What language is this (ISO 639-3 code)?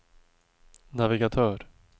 swe